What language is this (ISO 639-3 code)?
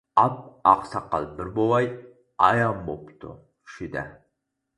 uig